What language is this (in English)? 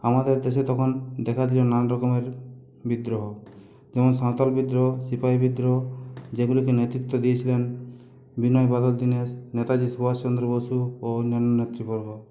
Bangla